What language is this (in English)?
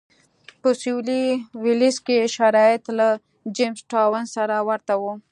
Pashto